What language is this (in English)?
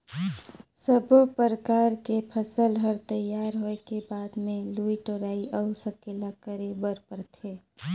Chhattisgarhi